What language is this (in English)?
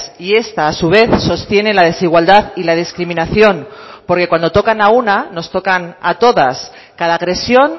Spanish